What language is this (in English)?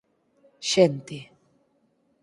Galician